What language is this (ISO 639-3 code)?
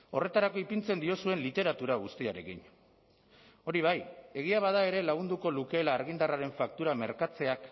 eus